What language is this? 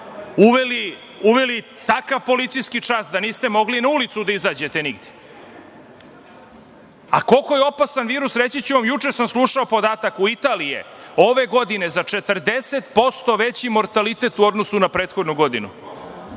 Serbian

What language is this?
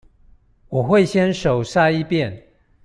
Chinese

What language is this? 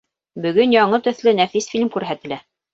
Bashkir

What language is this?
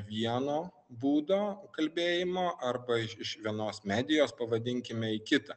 Lithuanian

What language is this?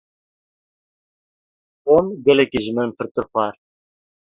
Kurdish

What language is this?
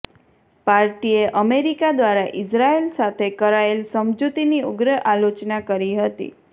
Gujarati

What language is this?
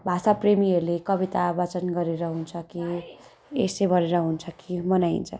Nepali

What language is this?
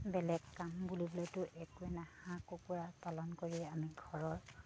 Assamese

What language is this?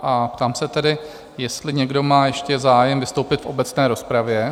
Czech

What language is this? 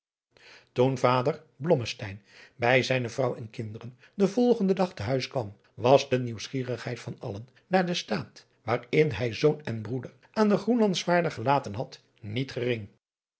Dutch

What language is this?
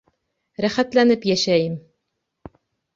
Bashkir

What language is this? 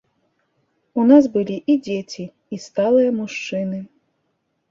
Belarusian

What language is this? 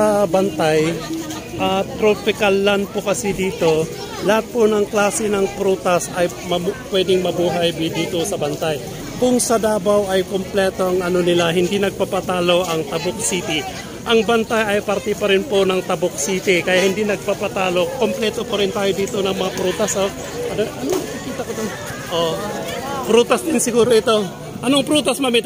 Filipino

